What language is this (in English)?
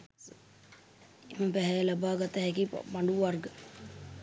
Sinhala